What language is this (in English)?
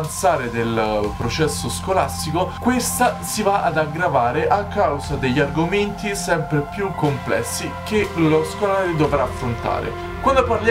Italian